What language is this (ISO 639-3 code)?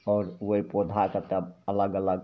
mai